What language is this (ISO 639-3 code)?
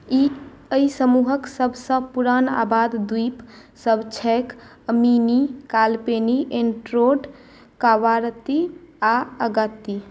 mai